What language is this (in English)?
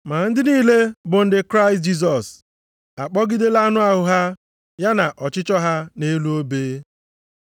Igbo